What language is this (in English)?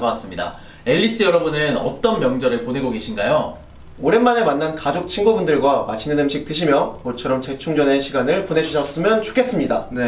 Korean